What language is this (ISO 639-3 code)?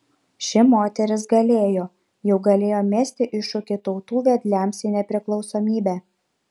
lit